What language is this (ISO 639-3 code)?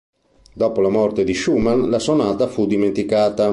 ita